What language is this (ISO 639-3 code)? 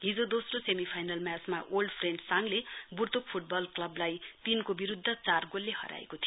nep